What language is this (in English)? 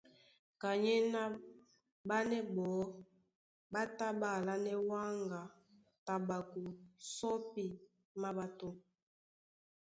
Duala